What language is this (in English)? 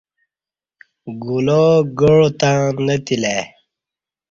Kati